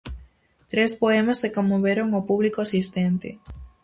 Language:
Galician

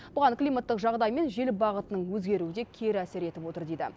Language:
Kazakh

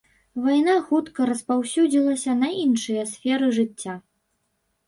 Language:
Belarusian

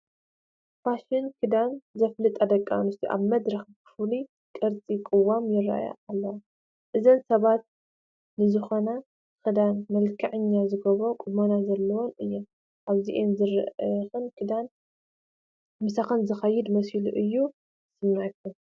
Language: Tigrinya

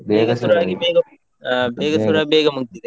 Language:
Kannada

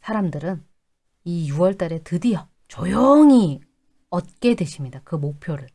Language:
Korean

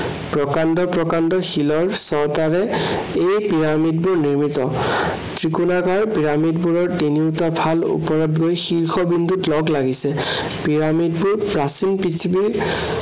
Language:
Assamese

